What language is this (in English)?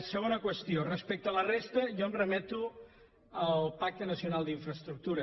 Catalan